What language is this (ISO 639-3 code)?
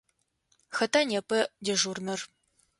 ady